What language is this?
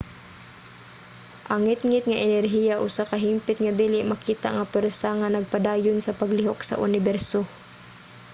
Cebuano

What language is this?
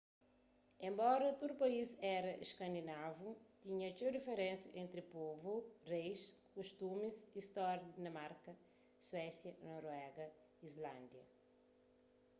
Kabuverdianu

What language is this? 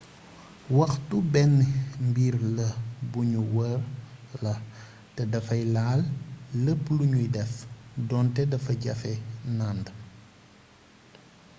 Wolof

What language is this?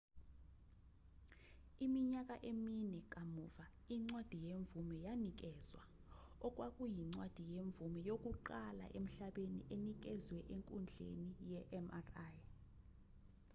Zulu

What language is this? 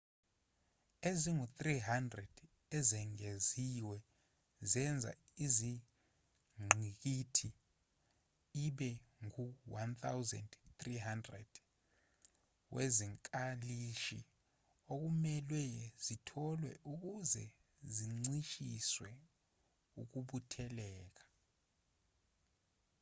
Zulu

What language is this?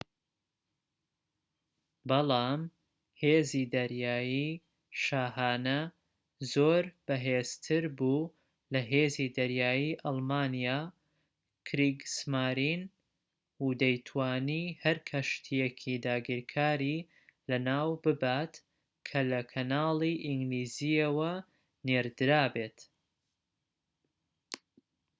Central Kurdish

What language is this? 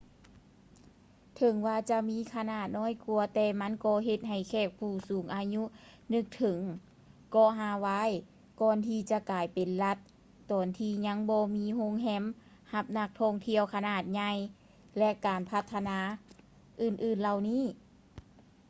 Lao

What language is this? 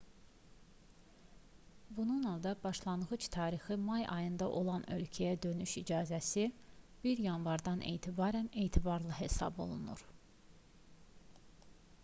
Azerbaijani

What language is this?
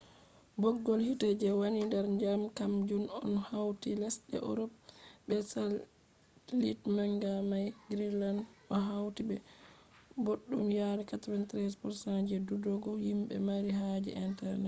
Fula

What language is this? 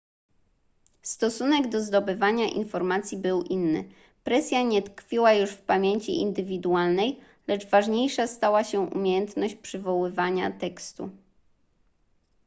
Polish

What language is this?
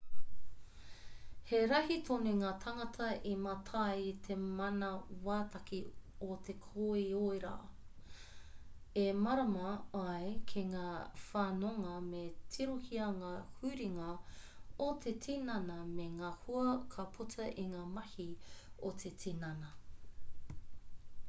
Māori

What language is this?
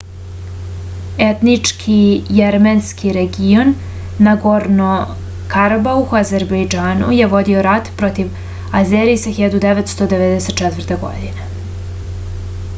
Serbian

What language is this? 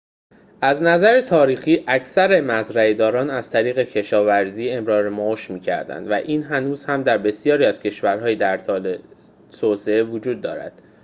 Persian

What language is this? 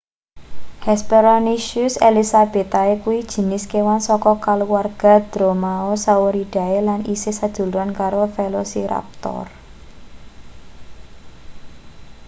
Javanese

